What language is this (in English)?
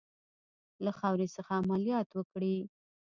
Pashto